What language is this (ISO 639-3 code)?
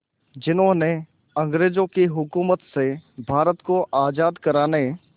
hin